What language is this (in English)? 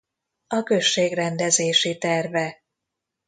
Hungarian